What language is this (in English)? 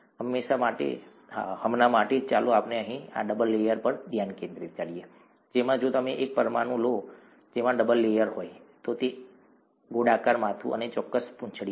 Gujarati